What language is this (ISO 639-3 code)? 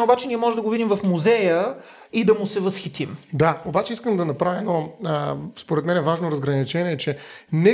bul